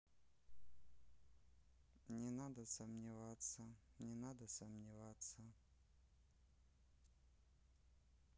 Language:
Russian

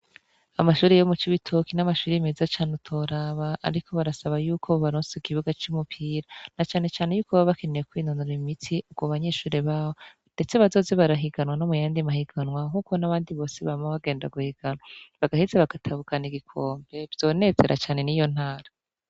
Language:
Rundi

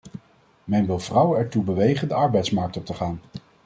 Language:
Dutch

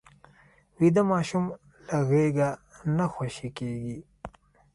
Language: Pashto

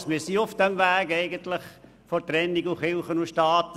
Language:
Swiss German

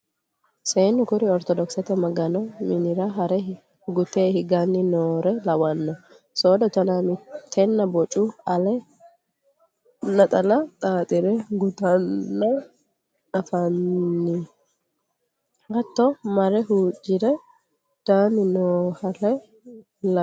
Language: Sidamo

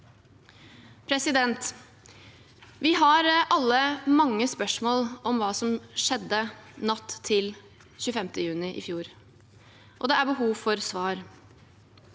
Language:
Norwegian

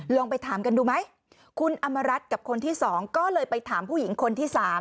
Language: Thai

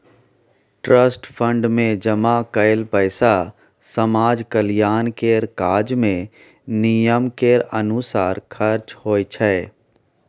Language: Maithili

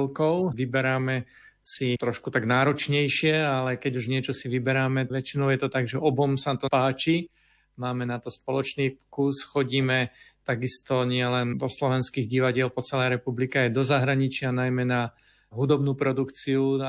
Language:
Slovak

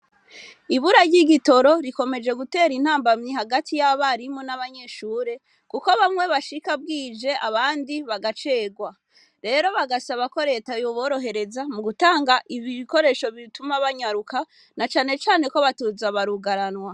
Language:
Rundi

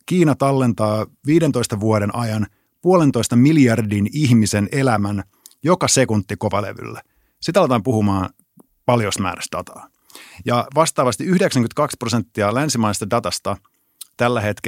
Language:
Finnish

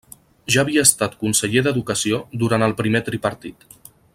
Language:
Catalan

